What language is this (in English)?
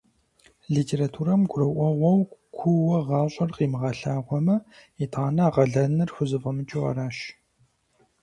Kabardian